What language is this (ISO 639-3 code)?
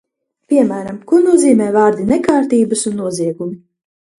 lav